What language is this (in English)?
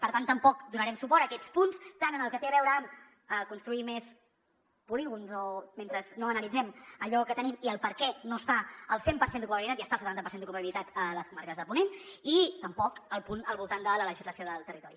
Catalan